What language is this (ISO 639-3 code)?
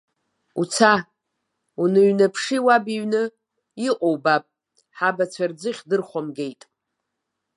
abk